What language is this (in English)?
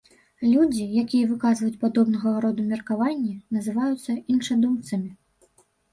Belarusian